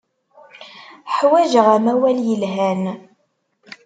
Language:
Kabyle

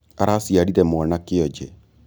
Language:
Kikuyu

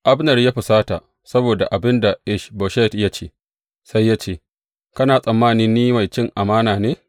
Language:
Hausa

